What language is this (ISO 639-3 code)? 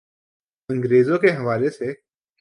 urd